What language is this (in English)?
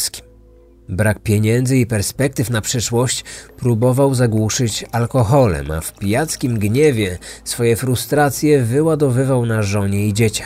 Polish